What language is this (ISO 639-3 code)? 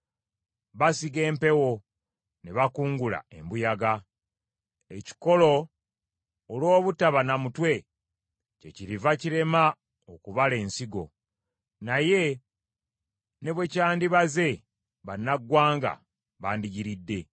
lug